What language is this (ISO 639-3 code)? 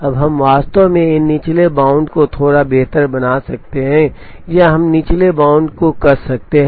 hin